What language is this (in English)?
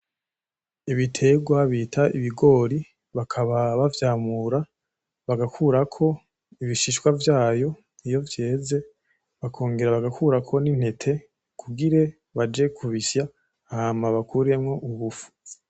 Rundi